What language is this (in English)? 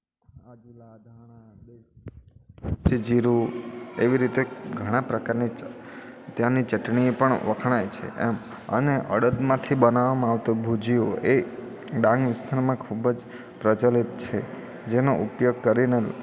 Gujarati